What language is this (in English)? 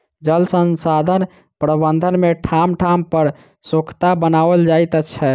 Maithili